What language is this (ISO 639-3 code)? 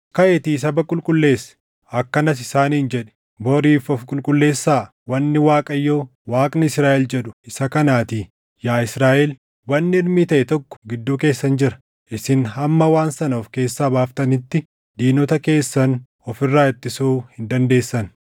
orm